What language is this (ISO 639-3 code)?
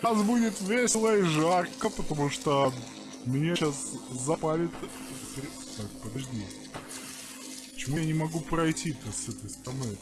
rus